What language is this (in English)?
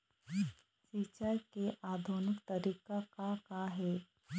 Chhattisgarhi